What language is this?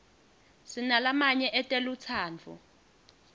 Swati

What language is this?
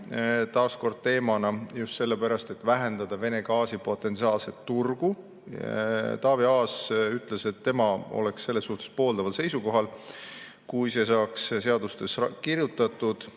Estonian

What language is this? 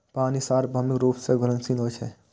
Maithili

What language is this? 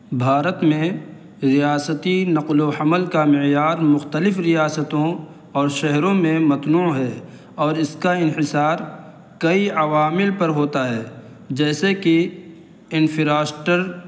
Urdu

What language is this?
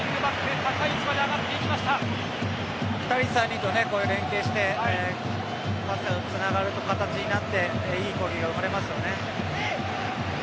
Japanese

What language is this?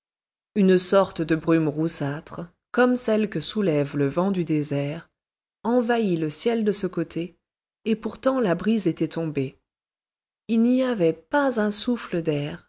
French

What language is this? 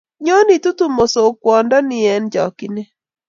Kalenjin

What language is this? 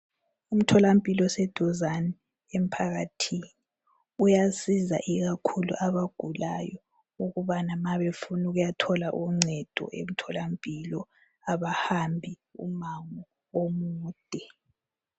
North Ndebele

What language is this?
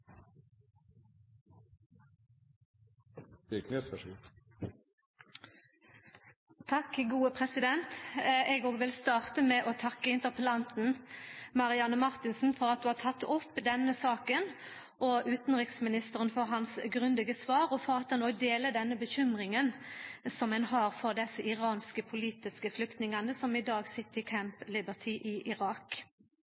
Norwegian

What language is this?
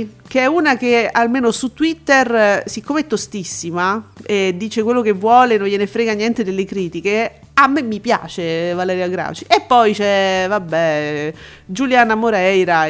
Italian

